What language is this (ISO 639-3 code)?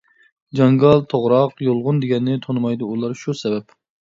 uig